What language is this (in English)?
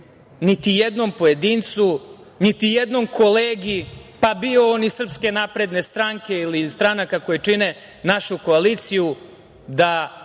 Serbian